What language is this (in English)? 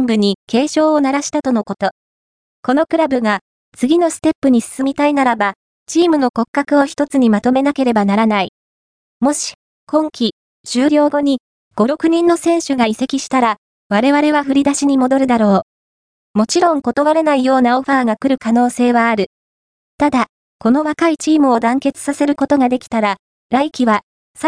Japanese